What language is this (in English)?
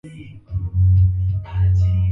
Swahili